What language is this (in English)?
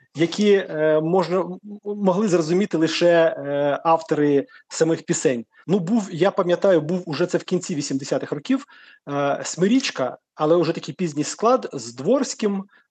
Ukrainian